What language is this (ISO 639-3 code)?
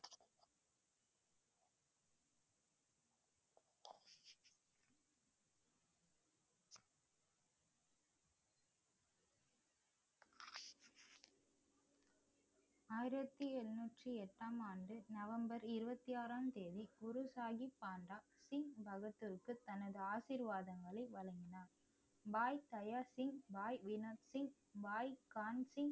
tam